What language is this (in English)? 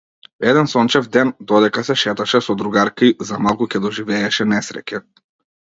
Macedonian